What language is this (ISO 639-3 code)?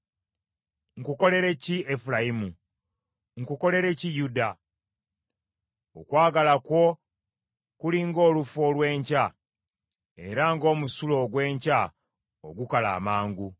lug